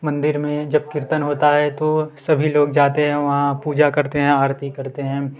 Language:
Hindi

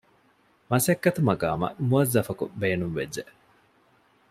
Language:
Divehi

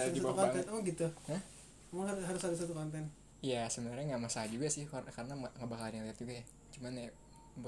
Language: Indonesian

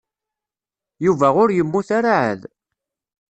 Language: Kabyle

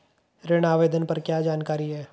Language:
Hindi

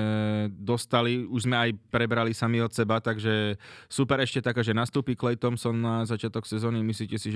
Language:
Slovak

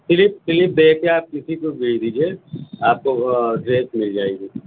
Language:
Urdu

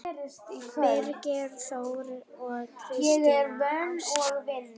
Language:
Icelandic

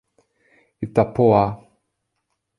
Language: Portuguese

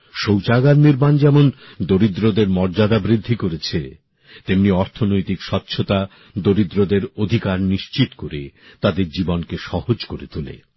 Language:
Bangla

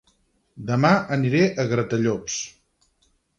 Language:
Catalan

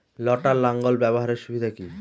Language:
Bangla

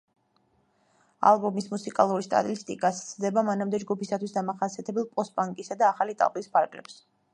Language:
Georgian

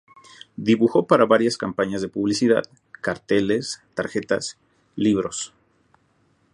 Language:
Spanish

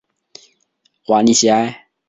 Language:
Chinese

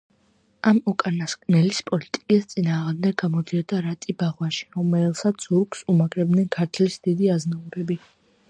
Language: Georgian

